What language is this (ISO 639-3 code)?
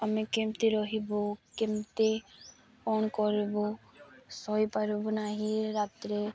ori